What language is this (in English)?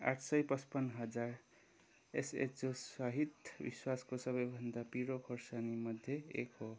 Nepali